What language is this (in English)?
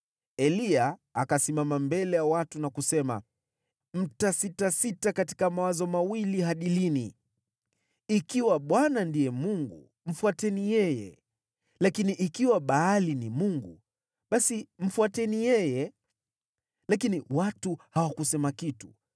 Swahili